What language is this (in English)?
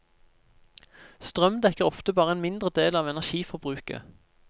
Norwegian